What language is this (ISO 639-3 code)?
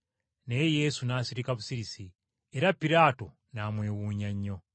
lug